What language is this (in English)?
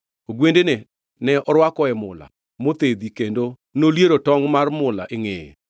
Luo (Kenya and Tanzania)